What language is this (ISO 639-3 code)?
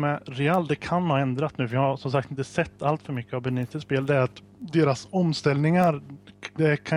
swe